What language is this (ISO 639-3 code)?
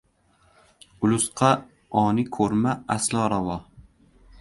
uzb